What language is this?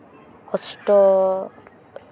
Santali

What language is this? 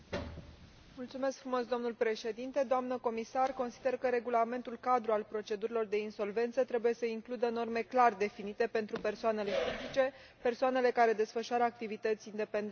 Romanian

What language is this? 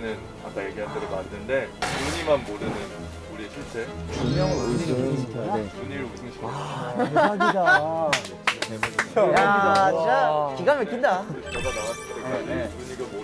Korean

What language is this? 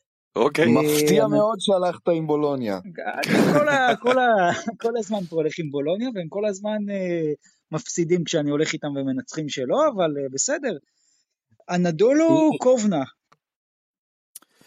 Hebrew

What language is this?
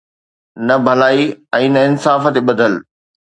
Sindhi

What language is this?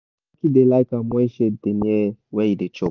Nigerian Pidgin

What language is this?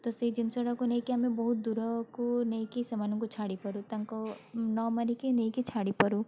Odia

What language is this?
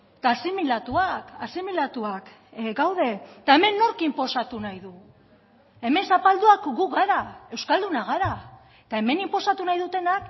Basque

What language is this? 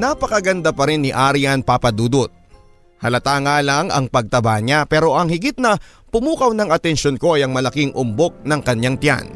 Filipino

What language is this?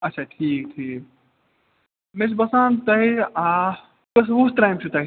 Kashmiri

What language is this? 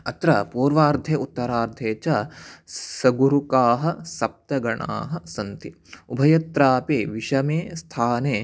Sanskrit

